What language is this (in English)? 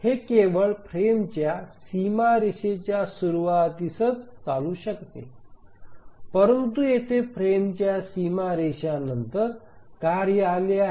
Marathi